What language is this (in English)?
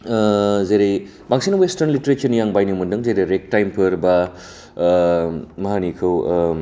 Bodo